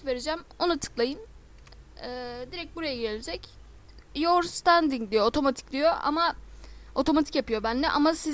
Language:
Turkish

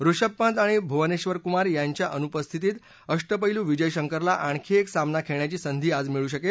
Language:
Marathi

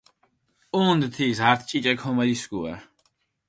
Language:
Mingrelian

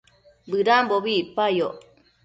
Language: Matsés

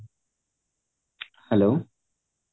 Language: Odia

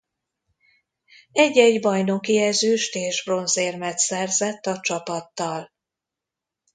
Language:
Hungarian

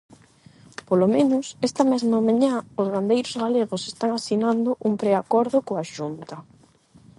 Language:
Galician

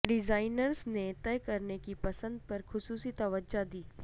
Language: Urdu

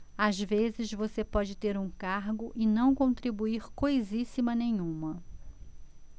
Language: Portuguese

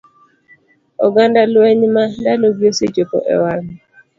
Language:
Luo (Kenya and Tanzania)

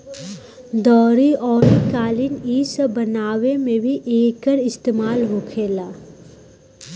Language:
Bhojpuri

